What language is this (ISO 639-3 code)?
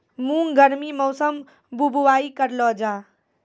mai